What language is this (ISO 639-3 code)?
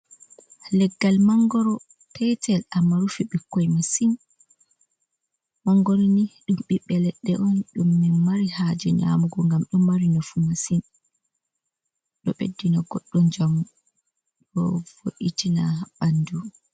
ful